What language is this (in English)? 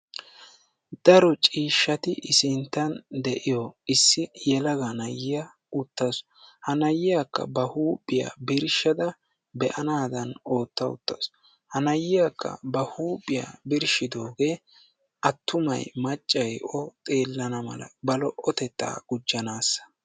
Wolaytta